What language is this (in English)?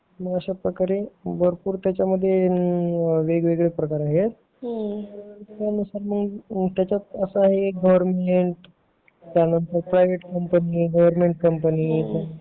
Marathi